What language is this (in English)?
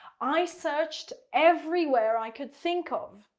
English